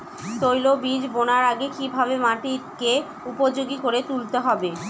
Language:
Bangla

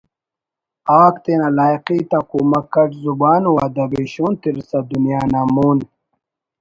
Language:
Brahui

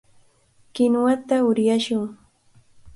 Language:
Cajatambo North Lima Quechua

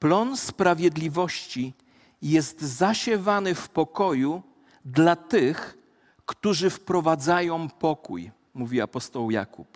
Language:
Polish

